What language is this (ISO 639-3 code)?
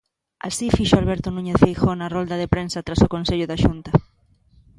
glg